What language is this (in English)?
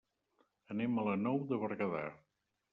Catalan